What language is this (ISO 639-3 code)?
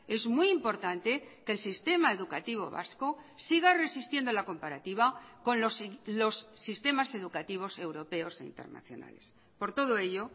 spa